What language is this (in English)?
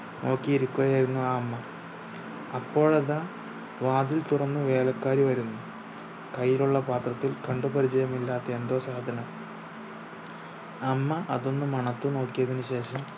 Malayalam